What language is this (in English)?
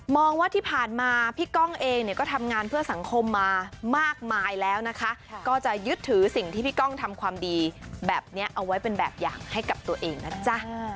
Thai